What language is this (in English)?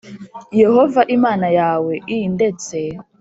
Kinyarwanda